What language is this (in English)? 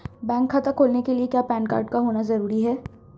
Hindi